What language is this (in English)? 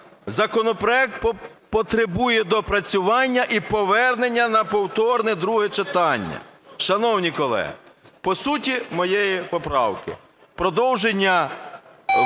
Ukrainian